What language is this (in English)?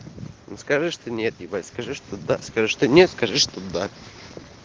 Russian